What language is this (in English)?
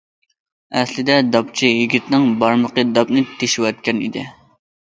Uyghur